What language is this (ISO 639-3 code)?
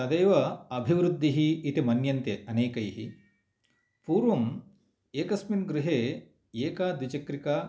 san